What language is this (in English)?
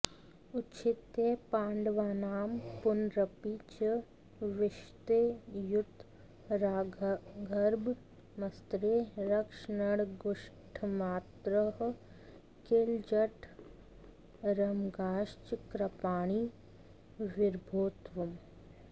Sanskrit